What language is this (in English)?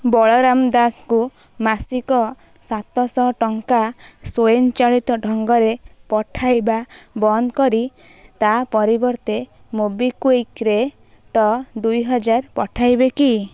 Odia